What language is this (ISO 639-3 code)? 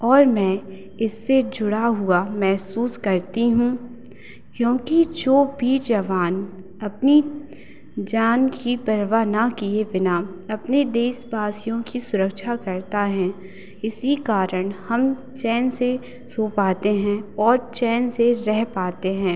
hin